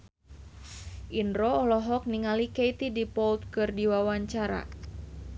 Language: Sundanese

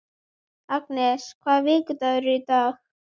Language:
Icelandic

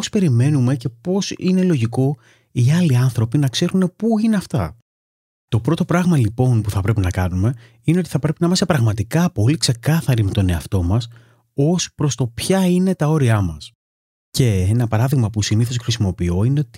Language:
Greek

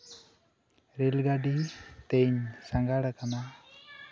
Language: Santali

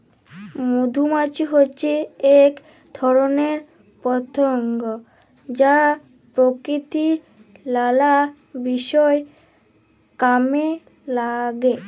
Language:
Bangla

